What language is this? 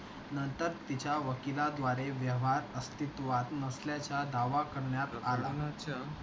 Marathi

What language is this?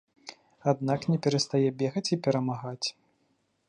Belarusian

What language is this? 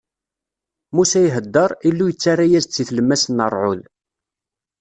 Kabyle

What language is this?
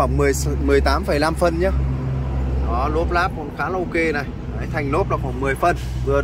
Vietnamese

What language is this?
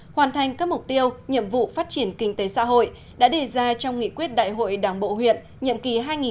Vietnamese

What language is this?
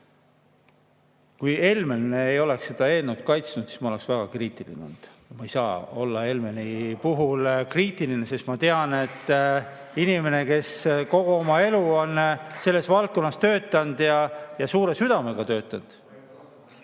Estonian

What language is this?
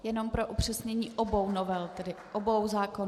Czech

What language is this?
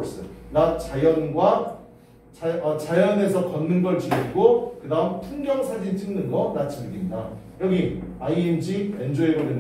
Korean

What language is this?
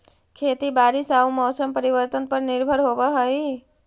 Magahi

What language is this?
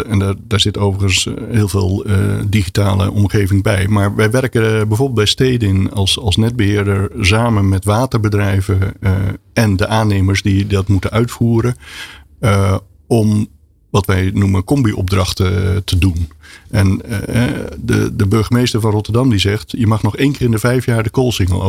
Dutch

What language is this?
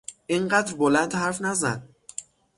Persian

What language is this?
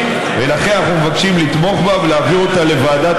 Hebrew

